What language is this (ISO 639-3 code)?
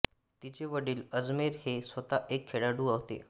mar